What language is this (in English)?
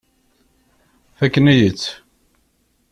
Kabyle